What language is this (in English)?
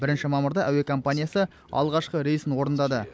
Kazakh